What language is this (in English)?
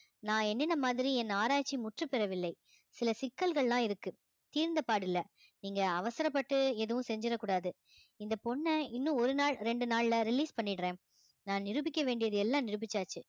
Tamil